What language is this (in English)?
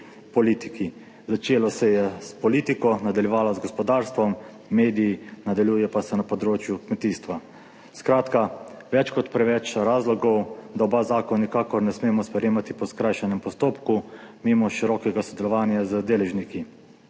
Slovenian